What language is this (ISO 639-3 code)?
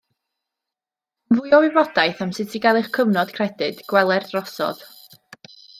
cym